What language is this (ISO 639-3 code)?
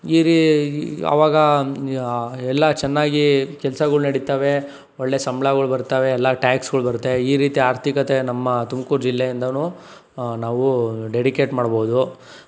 kan